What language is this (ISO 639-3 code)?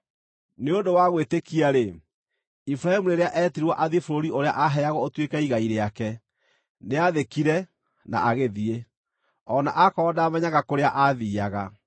kik